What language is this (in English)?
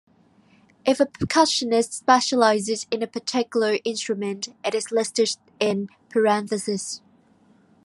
English